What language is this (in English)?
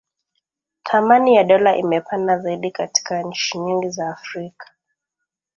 Swahili